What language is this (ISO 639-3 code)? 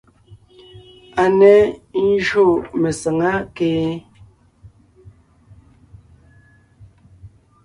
nnh